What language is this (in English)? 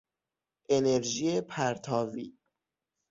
Persian